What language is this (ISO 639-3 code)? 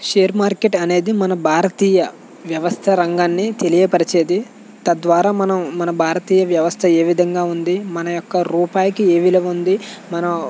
tel